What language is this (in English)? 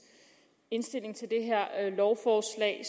Danish